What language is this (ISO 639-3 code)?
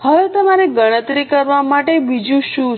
guj